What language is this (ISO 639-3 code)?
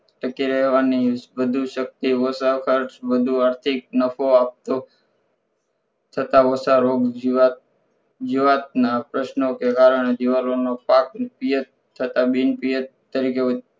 guj